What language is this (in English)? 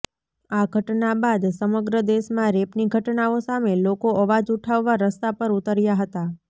Gujarati